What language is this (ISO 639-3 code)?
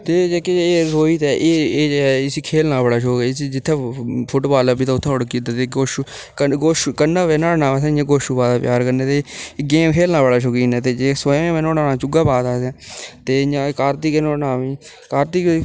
doi